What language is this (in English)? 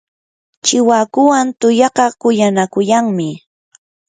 Yanahuanca Pasco Quechua